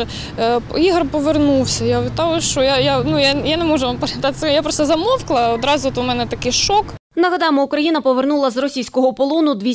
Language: Ukrainian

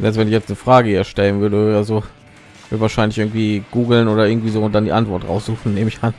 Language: German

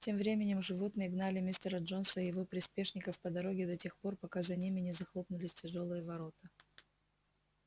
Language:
Russian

